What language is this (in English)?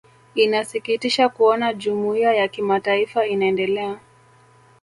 Swahili